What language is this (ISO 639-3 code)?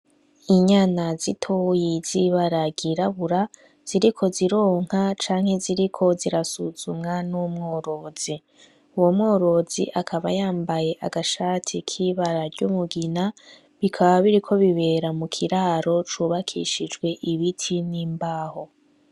run